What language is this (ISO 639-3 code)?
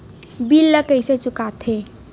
hne